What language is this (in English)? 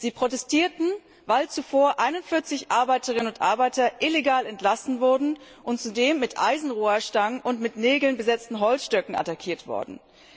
German